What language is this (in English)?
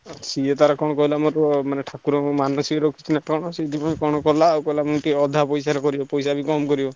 Odia